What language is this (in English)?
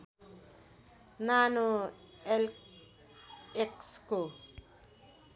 Nepali